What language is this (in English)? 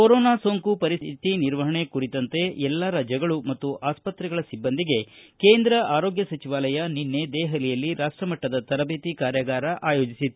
Kannada